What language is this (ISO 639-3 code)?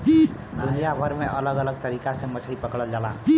bho